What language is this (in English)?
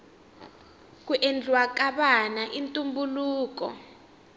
Tsonga